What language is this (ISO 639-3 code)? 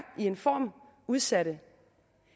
dan